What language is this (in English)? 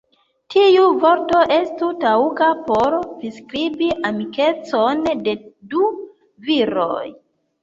Esperanto